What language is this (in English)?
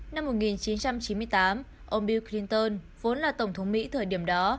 Vietnamese